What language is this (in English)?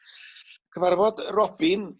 Welsh